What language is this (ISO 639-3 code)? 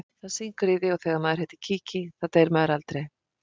isl